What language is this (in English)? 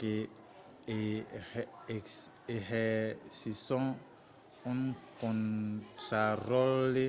Occitan